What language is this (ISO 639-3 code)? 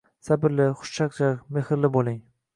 uzb